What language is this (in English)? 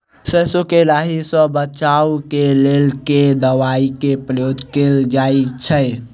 Maithili